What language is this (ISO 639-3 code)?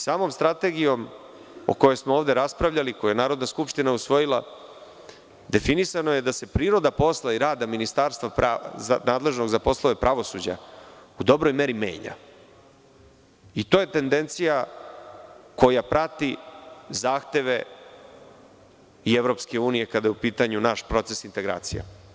srp